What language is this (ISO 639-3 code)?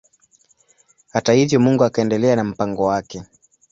swa